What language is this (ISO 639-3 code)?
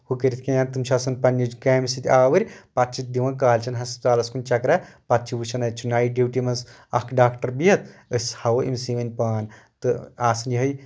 kas